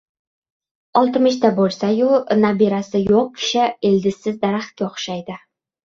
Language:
Uzbek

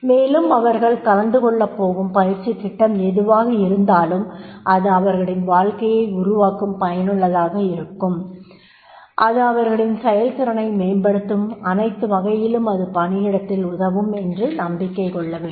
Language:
Tamil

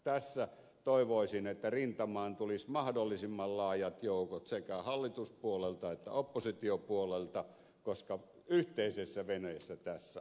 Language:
Finnish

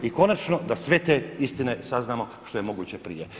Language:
Croatian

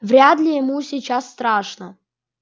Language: Russian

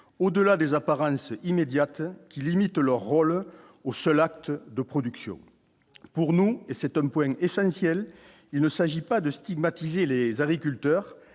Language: French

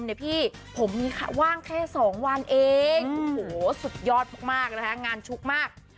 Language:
Thai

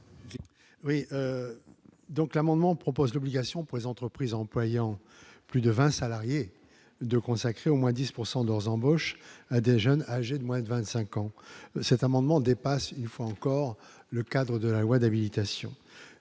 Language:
French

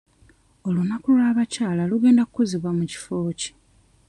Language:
Ganda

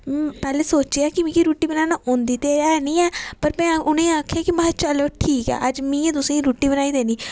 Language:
Dogri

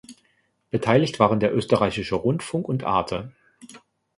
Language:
German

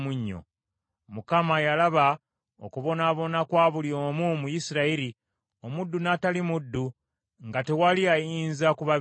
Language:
Ganda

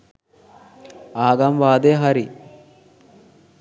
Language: Sinhala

